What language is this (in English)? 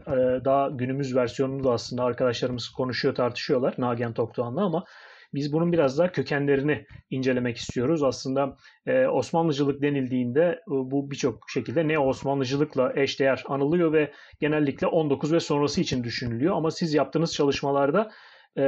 Turkish